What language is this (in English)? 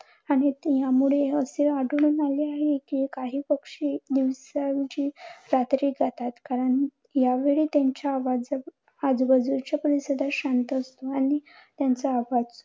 Marathi